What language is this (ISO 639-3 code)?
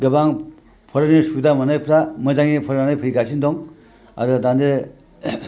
brx